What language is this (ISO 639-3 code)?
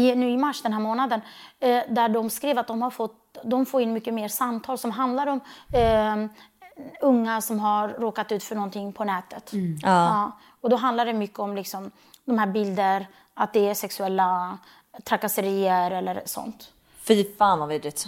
swe